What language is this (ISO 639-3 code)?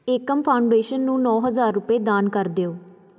pan